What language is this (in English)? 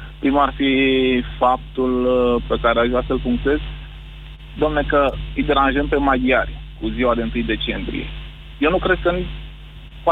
Romanian